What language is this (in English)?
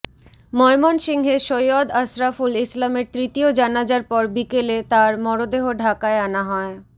Bangla